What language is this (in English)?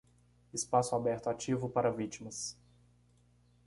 Portuguese